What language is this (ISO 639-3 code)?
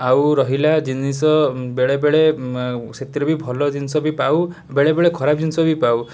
ori